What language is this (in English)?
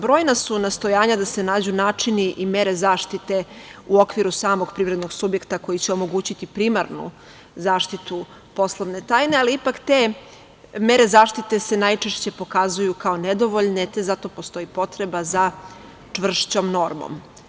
Serbian